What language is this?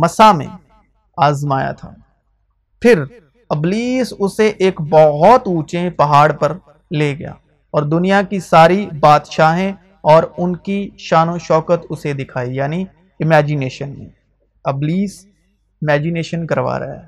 Urdu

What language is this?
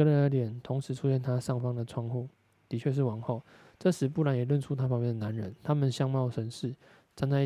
Chinese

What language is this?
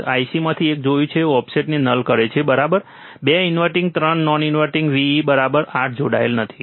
Gujarati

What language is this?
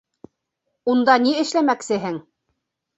Bashkir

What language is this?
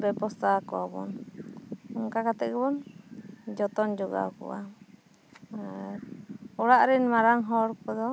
Santali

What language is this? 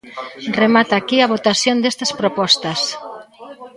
Galician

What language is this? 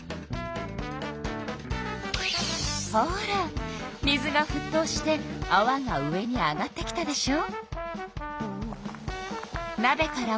Japanese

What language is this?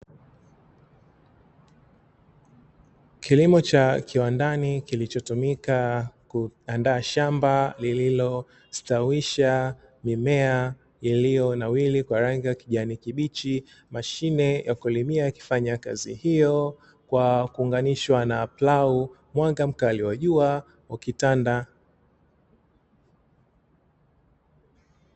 Swahili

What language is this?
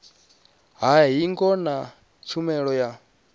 Venda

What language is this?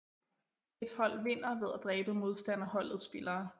Danish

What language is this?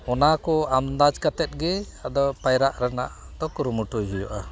Santali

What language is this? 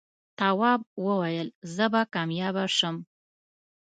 Pashto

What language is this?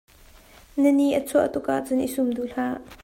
Hakha Chin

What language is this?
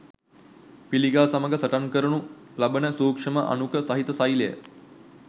Sinhala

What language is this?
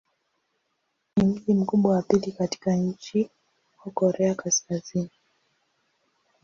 Swahili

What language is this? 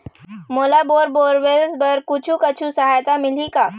Chhattisgarhi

